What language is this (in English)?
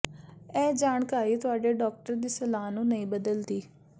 Punjabi